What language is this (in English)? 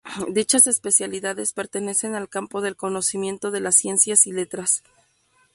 Spanish